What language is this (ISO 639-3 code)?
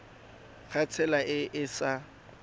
tsn